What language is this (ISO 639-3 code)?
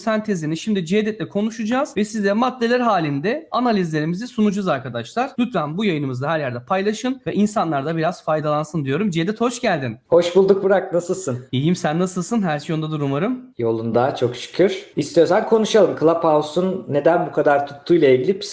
tur